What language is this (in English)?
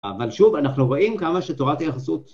Hebrew